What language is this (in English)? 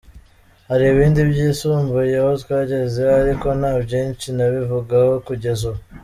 Kinyarwanda